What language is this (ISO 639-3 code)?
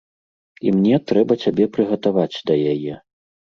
bel